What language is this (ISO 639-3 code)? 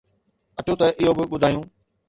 snd